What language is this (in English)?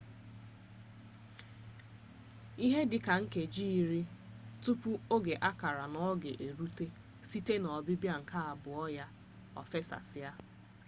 Igbo